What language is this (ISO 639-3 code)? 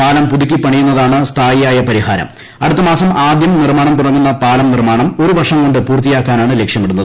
mal